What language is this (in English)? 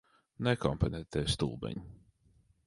Latvian